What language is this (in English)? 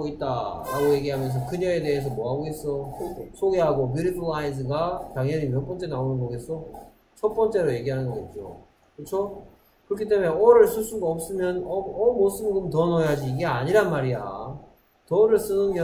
Korean